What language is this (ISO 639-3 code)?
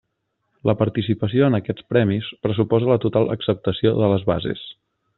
cat